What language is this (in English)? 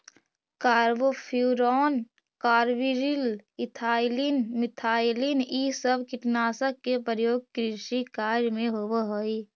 Magahi